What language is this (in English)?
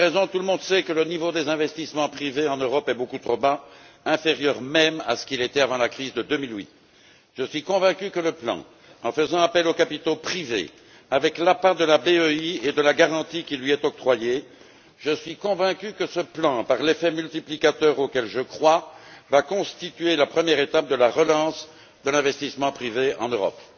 French